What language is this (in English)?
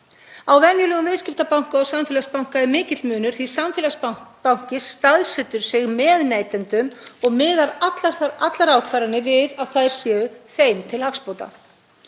Icelandic